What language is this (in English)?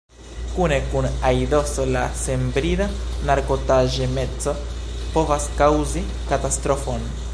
Esperanto